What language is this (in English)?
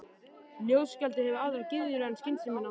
Icelandic